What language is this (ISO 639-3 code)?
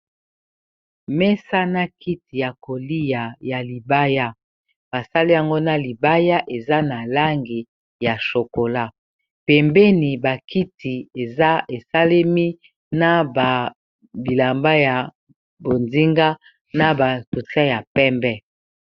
lin